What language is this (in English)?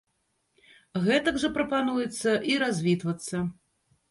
Belarusian